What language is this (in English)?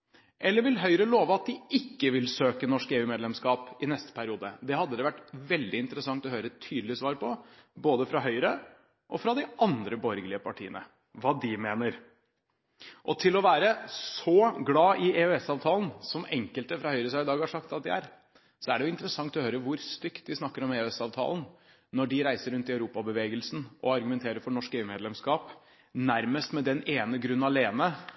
Norwegian Bokmål